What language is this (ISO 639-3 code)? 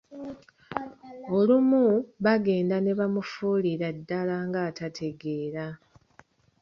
lug